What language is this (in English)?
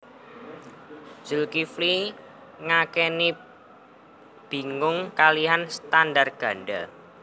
Javanese